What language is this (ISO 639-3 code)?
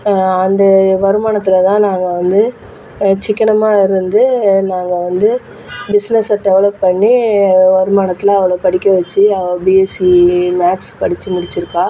tam